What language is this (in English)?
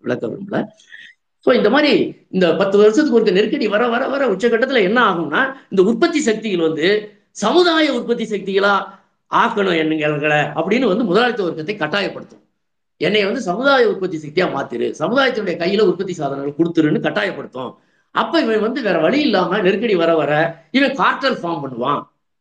Tamil